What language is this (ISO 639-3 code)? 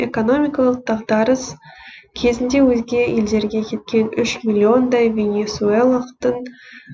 kaz